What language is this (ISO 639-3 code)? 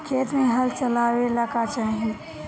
bho